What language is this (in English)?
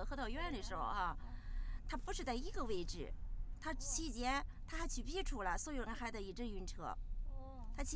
Chinese